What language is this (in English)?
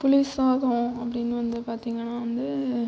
Tamil